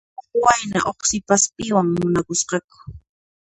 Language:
Puno Quechua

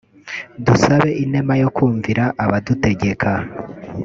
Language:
Kinyarwanda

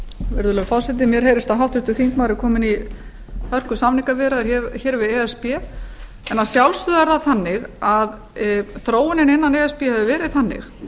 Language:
Icelandic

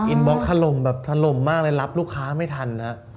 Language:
Thai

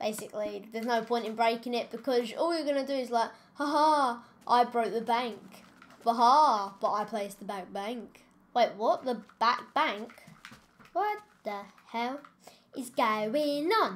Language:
English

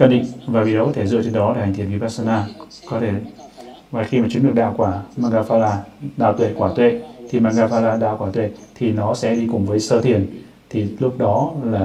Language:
Vietnamese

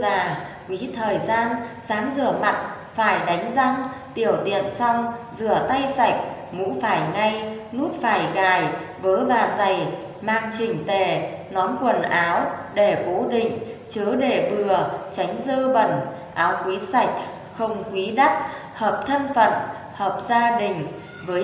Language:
Vietnamese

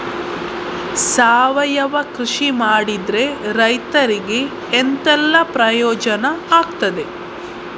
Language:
Kannada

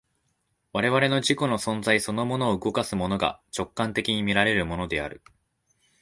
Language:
Japanese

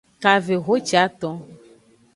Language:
Aja (Benin)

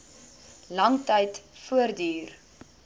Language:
Afrikaans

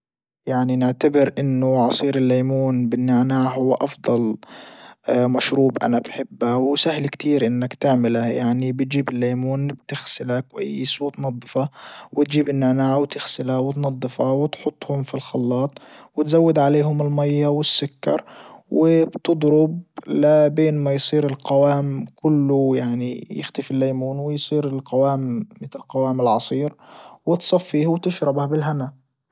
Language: Libyan Arabic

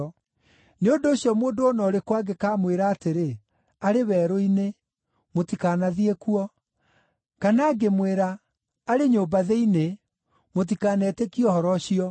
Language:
Kikuyu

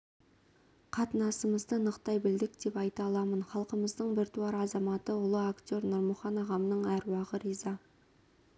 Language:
Kazakh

